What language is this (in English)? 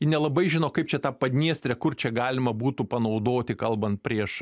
Lithuanian